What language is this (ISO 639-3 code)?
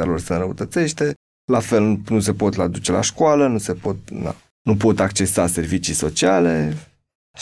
ron